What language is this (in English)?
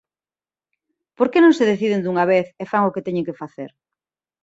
Galician